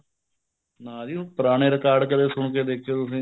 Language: Punjabi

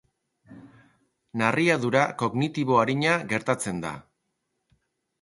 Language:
Basque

